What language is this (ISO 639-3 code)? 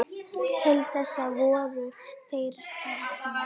isl